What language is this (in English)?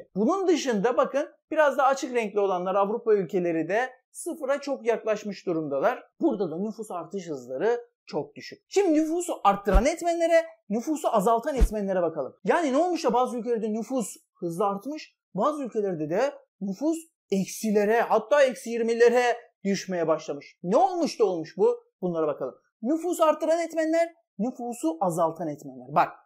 Turkish